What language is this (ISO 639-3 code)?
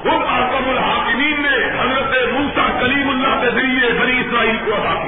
urd